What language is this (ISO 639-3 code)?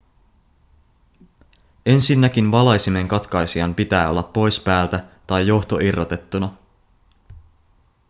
fin